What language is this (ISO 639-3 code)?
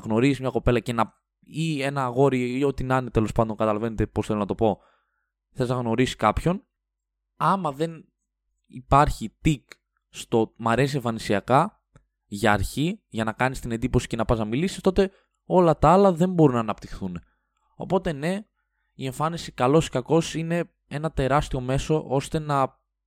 ell